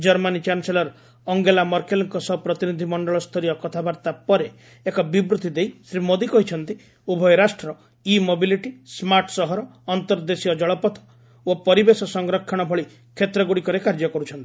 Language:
Odia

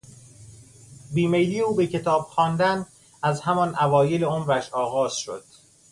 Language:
Persian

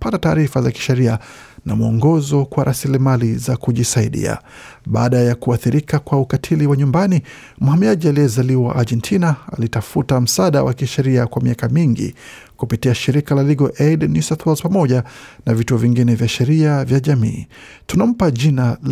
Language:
Swahili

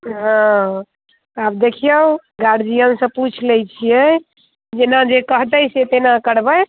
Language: Maithili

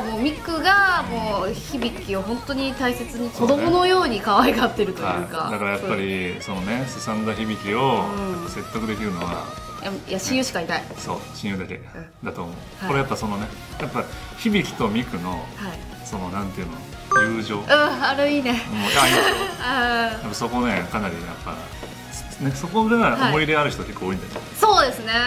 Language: Japanese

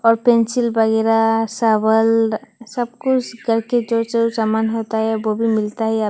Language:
Hindi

